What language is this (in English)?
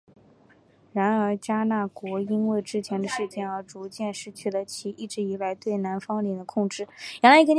Chinese